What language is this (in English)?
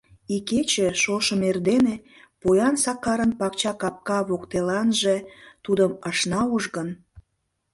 Mari